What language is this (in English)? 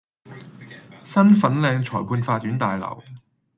Cantonese